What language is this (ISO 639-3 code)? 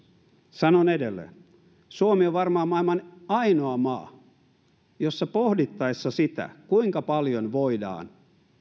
fin